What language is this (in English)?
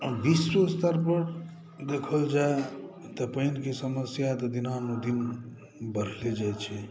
Maithili